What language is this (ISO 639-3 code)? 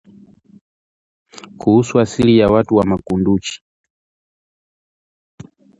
swa